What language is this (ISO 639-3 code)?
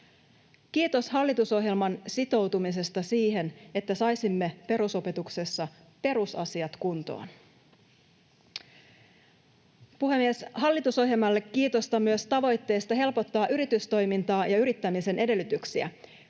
fin